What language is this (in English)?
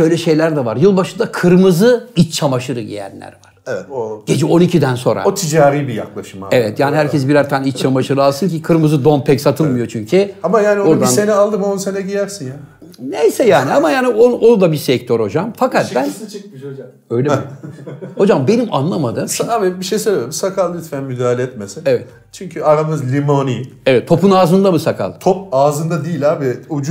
Turkish